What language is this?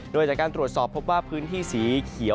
Thai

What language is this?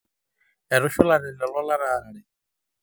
Masai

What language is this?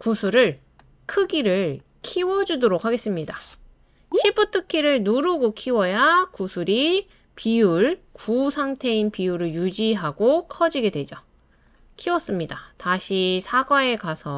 Korean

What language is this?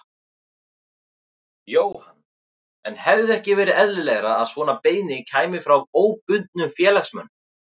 Icelandic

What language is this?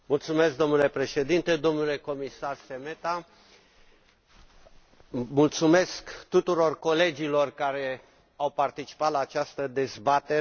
Romanian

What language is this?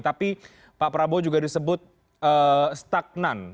Indonesian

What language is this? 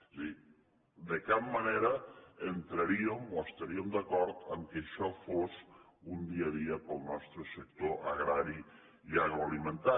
Catalan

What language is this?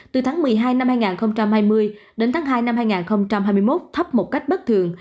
Vietnamese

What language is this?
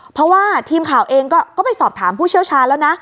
Thai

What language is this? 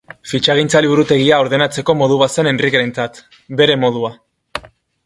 Basque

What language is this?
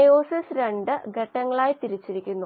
Malayalam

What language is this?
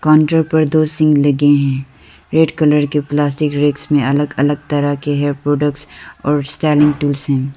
Hindi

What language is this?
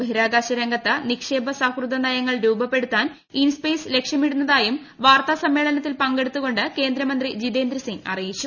Malayalam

